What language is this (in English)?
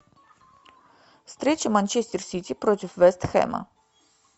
Russian